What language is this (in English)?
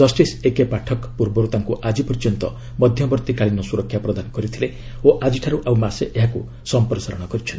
Odia